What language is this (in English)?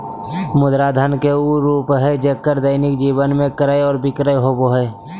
Magahi